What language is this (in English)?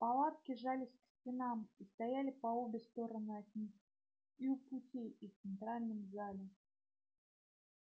Russian